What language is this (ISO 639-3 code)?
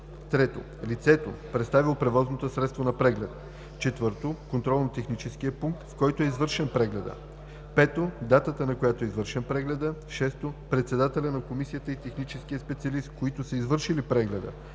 bul